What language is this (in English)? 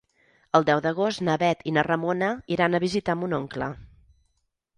Catalan